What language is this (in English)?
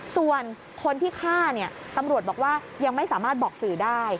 Thai